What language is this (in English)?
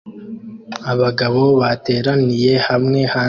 Kinyarwanda